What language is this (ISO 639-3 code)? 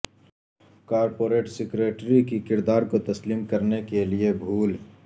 urd